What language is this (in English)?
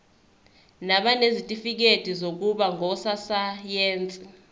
Zulu